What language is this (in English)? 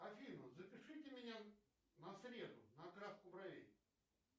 Russian